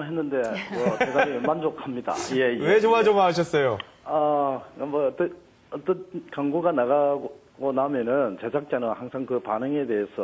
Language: Korean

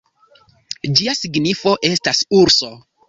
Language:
Esperanto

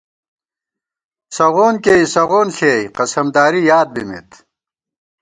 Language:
Gawar-Bati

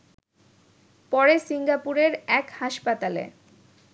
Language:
Bangla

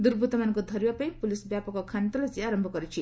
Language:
Odia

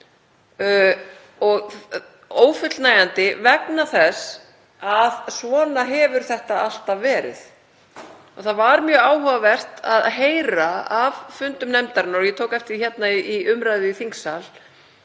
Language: Icelandic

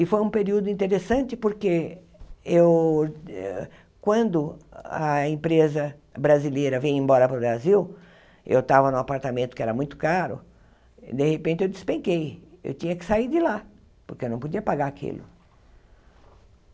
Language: Portuguese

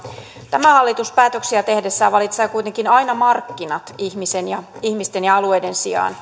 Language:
Finnish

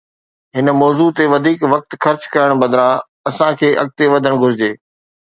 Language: Sindhi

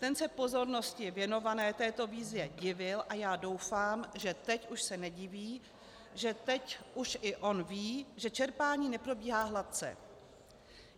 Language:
Czech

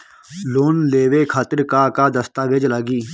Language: Bhojpuri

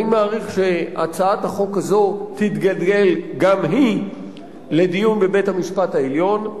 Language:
Hebrew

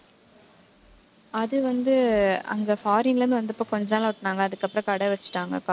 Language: Tamil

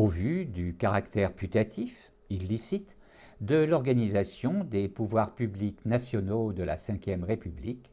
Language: French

